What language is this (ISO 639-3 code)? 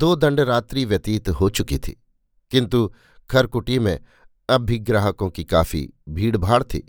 hin